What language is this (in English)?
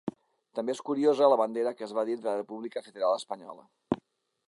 Catalan